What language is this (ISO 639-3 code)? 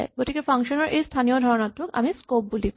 asm